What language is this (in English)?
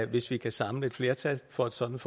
Danish